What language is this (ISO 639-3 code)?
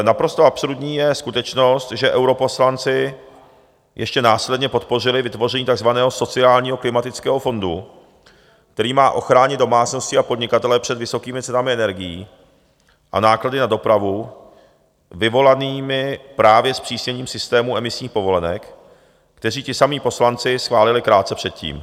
ces